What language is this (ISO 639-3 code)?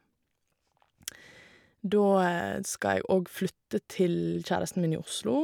nor